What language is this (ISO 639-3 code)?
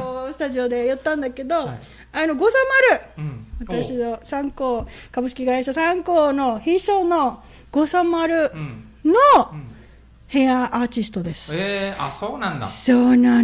jpn